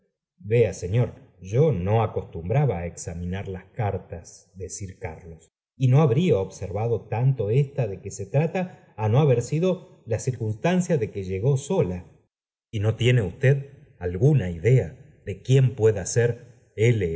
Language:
Spanish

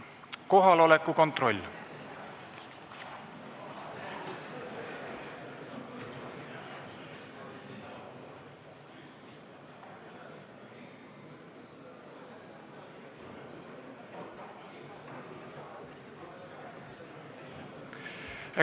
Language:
Estonian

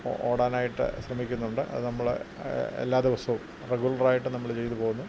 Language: Malayalam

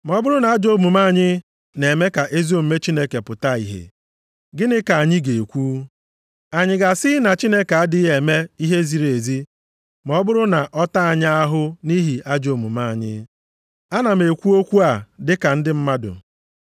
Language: Igbo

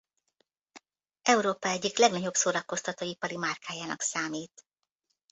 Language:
Hungarian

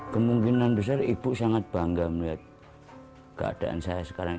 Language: Indonesian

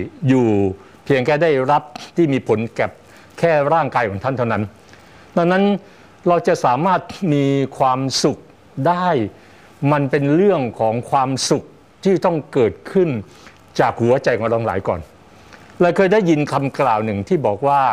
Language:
Thai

